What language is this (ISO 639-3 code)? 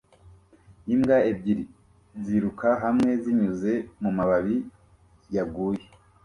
kin